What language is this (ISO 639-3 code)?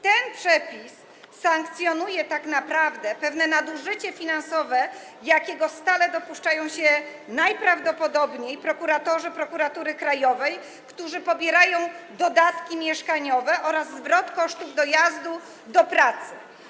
pol